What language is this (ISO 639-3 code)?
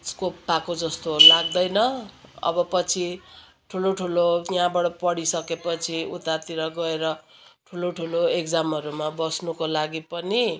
nep